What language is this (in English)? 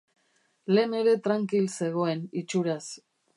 Basque